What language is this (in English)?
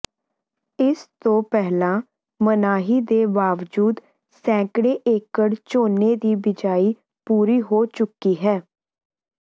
Punjabi